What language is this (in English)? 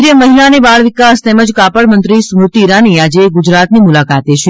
Gujarati